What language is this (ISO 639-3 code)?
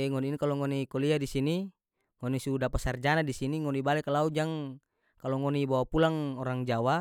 max